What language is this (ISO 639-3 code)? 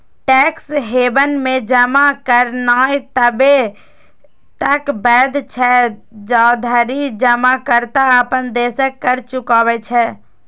mai